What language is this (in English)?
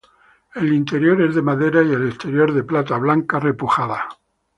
Spanish